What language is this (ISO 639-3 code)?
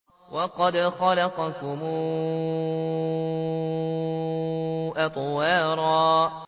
ara